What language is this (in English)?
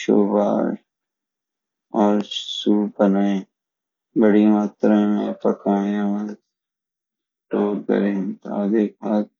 Garhwali